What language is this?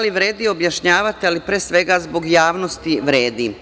Serbian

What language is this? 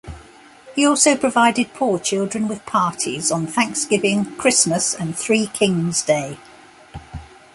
English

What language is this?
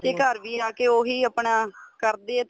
Punjabi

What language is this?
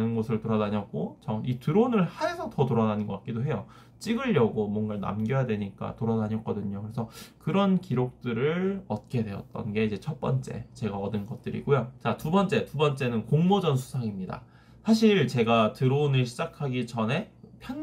Korean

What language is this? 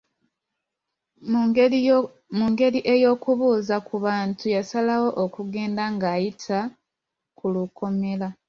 Ganda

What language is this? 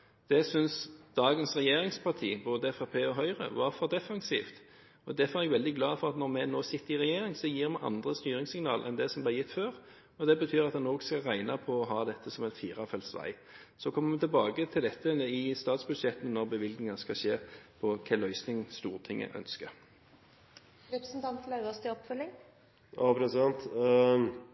Norwegian Bokmål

